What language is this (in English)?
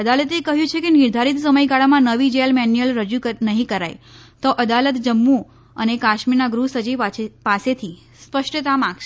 Gujarati